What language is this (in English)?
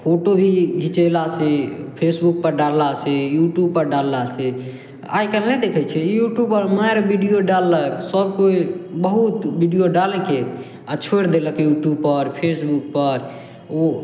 Maithili